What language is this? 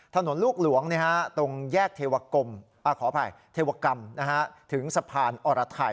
Thai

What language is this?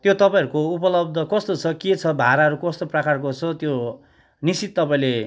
Nepali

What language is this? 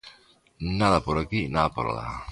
Galician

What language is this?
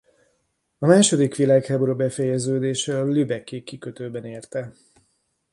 Hungarian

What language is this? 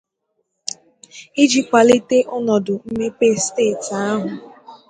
Igbo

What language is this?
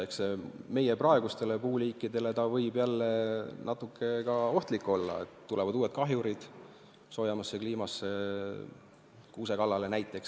Estonian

